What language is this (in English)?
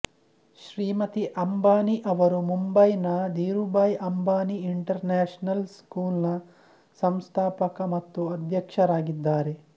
Kannada